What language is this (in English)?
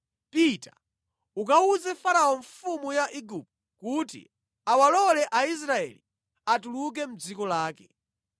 Nyanja